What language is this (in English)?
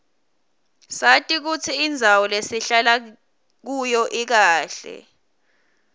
Swati